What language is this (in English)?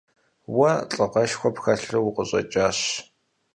Kabardian